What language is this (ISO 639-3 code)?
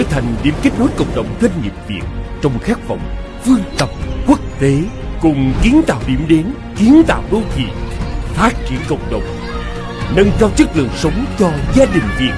vie